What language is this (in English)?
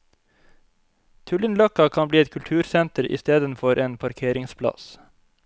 Norwegian